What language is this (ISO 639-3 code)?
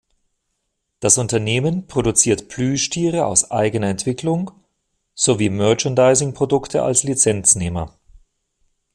deu